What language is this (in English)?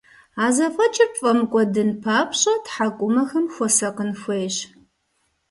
Kabardian